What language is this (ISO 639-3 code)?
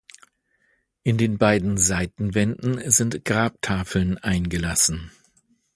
deu